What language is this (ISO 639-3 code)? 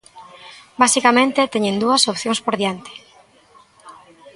glg